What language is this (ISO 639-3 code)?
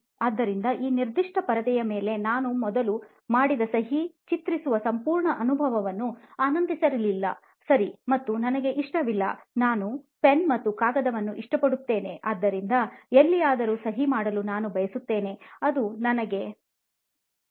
kan